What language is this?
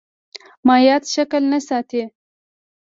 Pashto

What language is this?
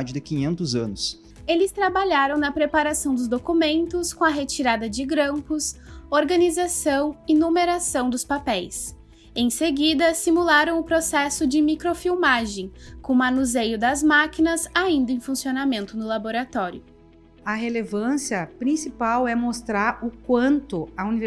Portuguese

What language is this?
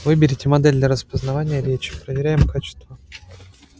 Russian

